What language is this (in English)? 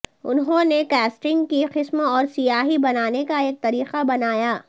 Urdu